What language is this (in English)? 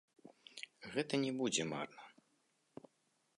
Belarusian